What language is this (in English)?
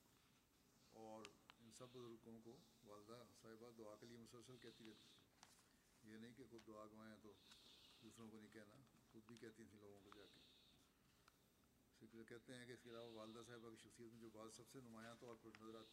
Bulgarian